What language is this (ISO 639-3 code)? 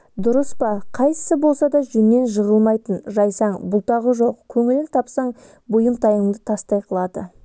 kaz